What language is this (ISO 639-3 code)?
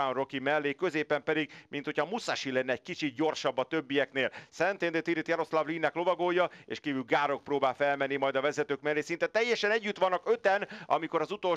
hun